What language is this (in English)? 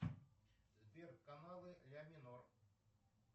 Russian